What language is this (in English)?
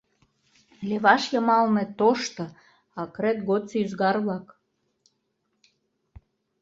Mari